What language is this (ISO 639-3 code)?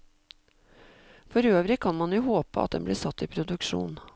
nor